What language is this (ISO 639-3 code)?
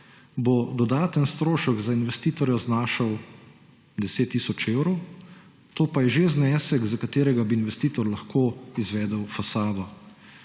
slv